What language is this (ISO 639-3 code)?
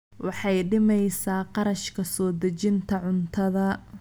som